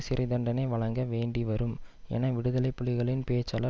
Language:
Tamil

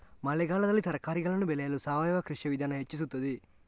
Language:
Kannada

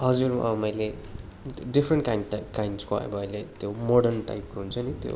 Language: Nepali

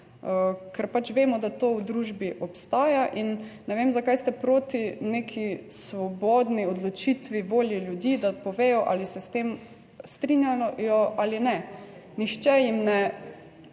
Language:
Slovenian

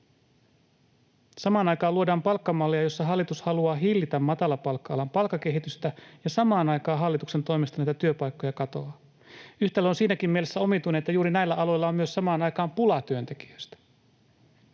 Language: Finnish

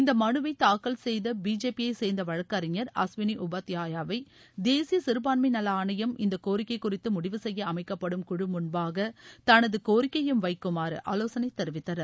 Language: Tamil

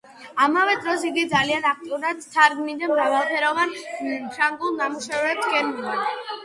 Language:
Georgian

